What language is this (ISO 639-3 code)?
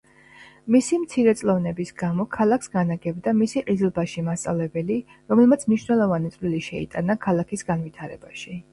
kat